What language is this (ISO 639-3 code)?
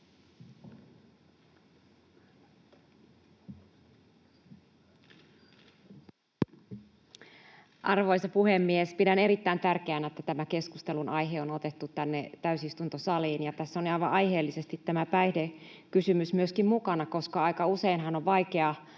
fin